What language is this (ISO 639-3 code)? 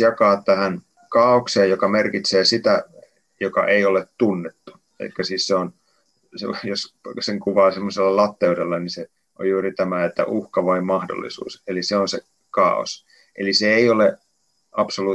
fin